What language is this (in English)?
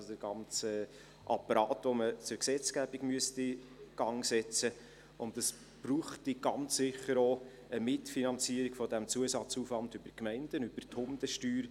Swiss German